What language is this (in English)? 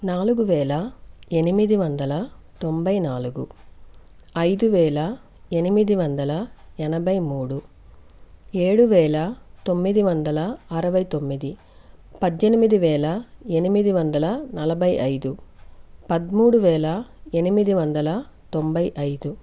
Telugu